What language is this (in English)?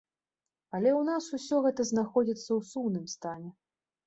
Belarusian